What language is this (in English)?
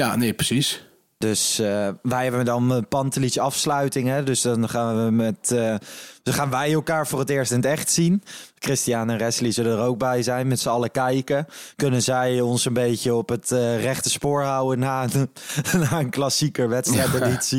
Dutch